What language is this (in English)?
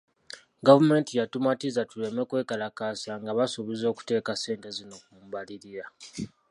Ganda